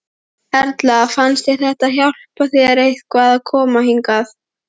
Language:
Icelandic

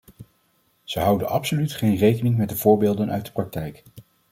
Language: Dutch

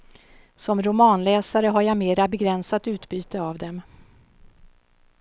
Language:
Swedish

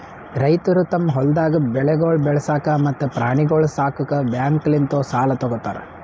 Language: Kannada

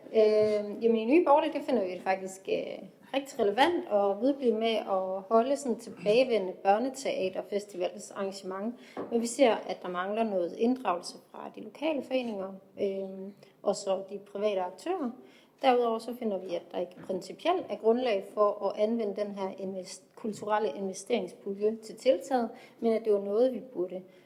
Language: Danish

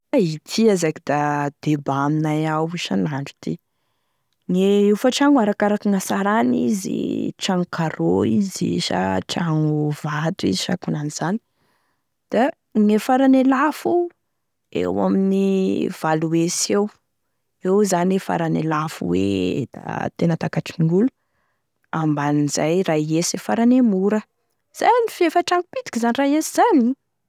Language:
Tesaka Malagasy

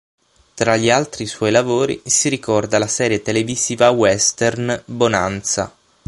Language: Italian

